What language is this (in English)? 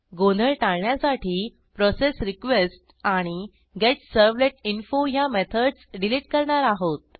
Marathi